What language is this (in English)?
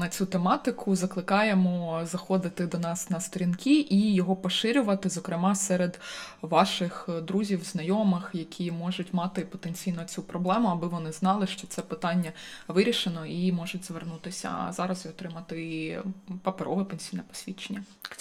Ukrainian